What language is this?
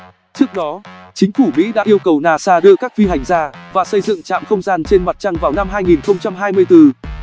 Vietnamese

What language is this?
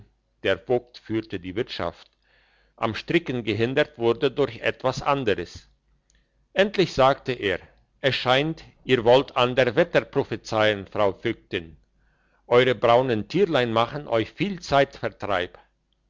German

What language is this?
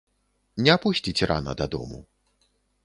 Belarusian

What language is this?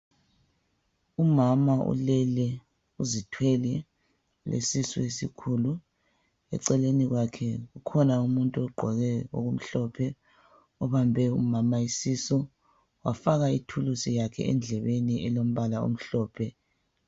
North Ndebele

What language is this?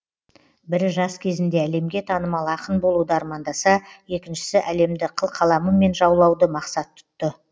Kazakh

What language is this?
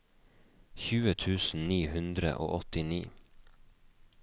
Norwegian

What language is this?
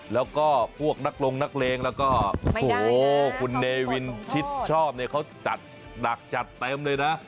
Thai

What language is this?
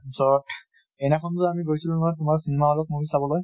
Assamese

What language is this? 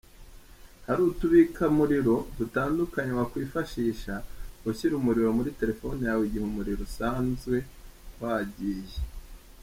Kinyarwanda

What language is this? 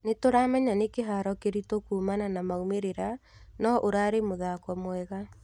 Kikuyu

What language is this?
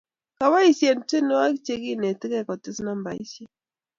Kalenjin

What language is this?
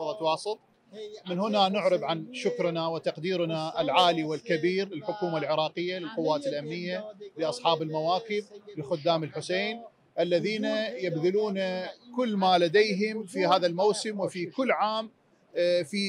Arabic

